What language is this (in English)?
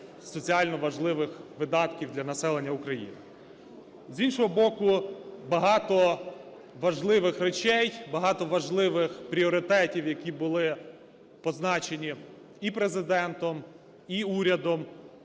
Ukrainian